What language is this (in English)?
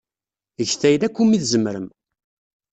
Kabyle